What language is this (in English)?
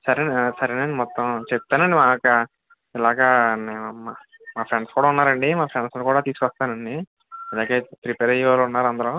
Telugu